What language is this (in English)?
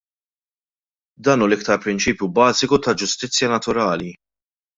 Maltese